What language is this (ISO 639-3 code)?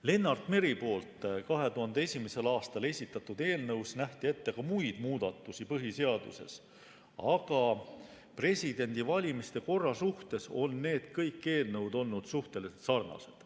est